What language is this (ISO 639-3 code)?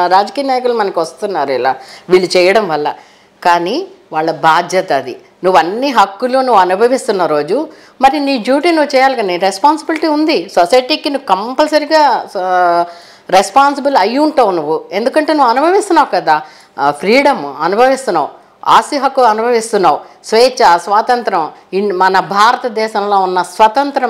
tel